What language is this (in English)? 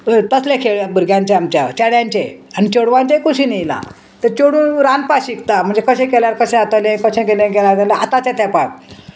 Konkani